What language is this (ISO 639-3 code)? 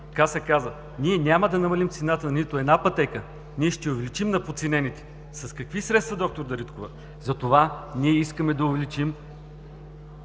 bul